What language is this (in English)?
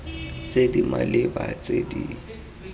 Tswana